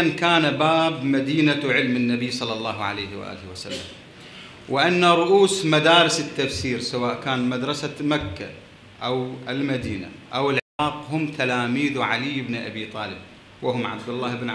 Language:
Arabic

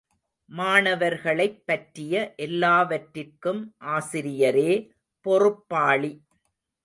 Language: Tamil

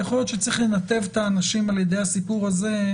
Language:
Hebrew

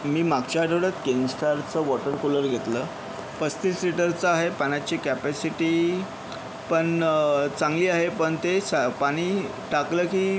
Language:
Marathi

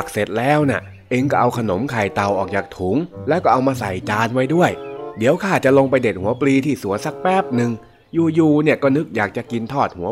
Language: Thai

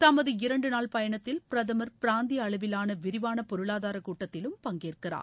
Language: Tamil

